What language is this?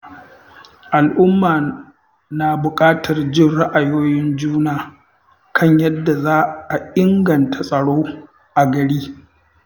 Hausa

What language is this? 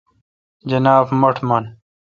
Kalkoti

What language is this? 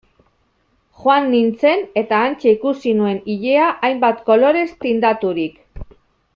Basque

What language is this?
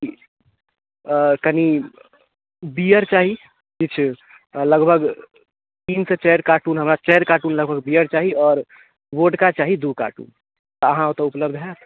Maithili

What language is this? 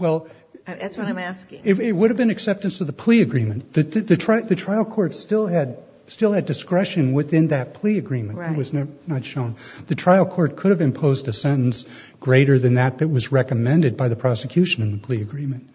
English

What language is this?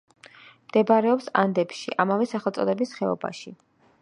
Georgian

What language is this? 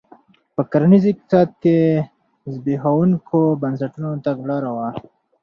Pashto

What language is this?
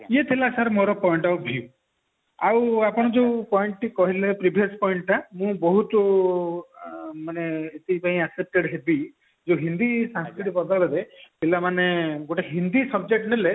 Odia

